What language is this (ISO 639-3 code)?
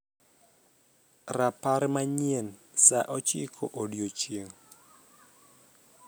luo